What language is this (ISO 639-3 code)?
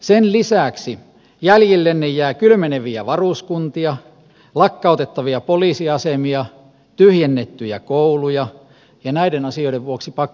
fin